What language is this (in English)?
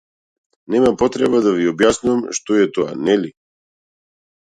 Macedonian